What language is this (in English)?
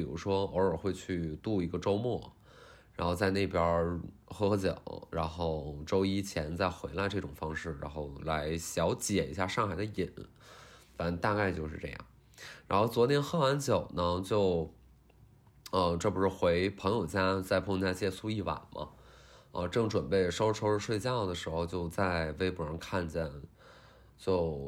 Chinese